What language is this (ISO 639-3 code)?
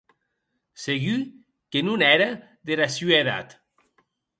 oci